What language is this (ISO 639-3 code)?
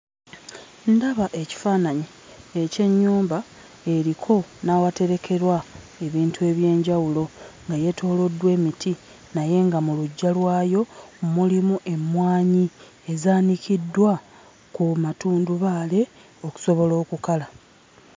lug